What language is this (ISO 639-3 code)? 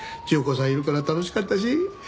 jpn